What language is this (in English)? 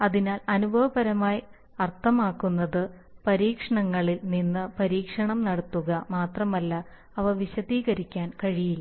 Malayalam